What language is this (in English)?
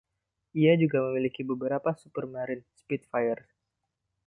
Indonesian